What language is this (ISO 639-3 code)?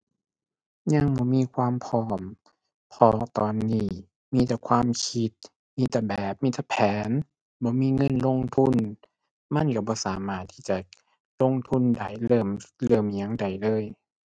tha